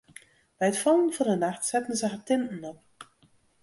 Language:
Western Frisian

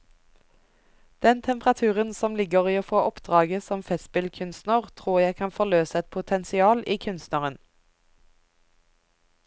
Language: Norwegian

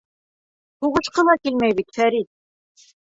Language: Bashkir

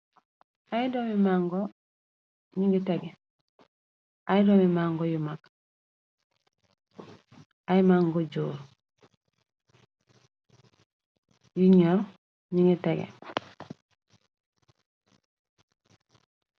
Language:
Wolof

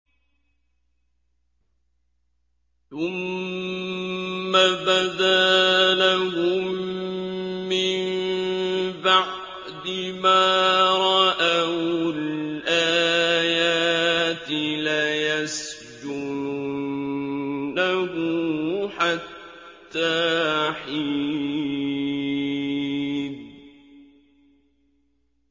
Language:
Arabic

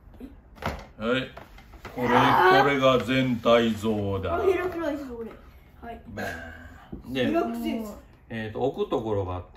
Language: Japanese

